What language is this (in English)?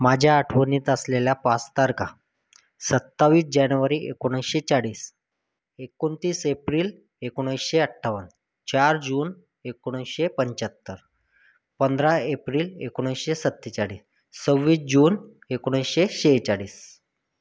Marathi